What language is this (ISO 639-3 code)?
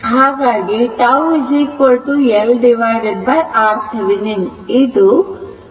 kan